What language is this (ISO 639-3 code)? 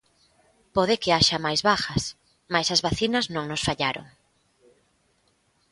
glg